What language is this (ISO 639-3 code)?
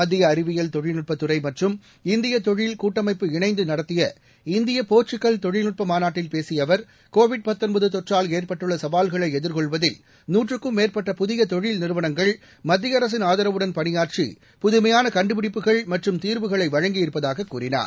tam